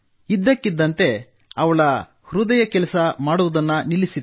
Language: Kannada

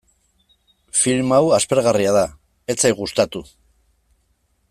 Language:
Basque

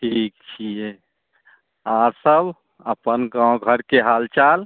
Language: Maithili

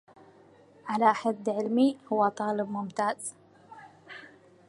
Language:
Arabic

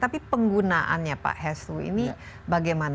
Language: Indonesian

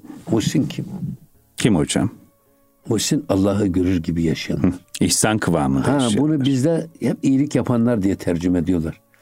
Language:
Turkish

